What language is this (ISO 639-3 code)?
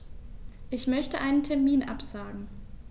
deu